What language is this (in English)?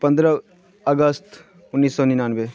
Maithili